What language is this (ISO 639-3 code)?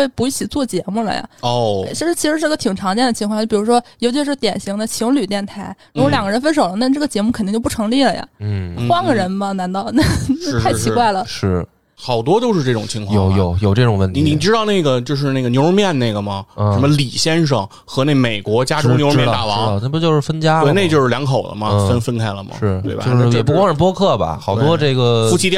zho